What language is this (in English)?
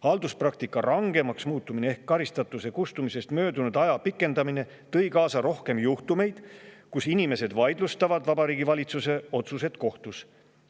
Estonian